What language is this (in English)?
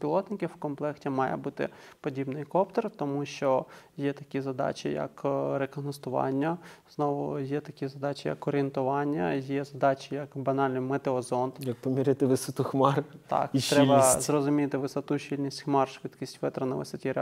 Ukrainian